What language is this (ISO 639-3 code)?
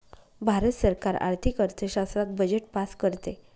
mar